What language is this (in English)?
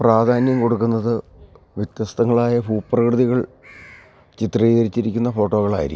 Malayalam